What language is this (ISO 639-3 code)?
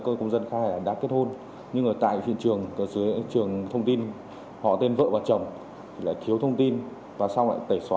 vie